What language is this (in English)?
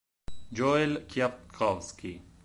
Italian